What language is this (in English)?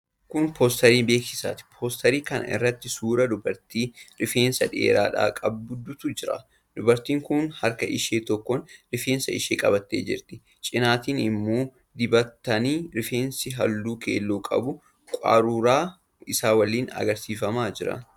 Oromo